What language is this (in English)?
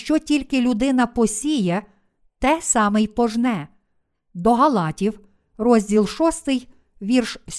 Ukrainian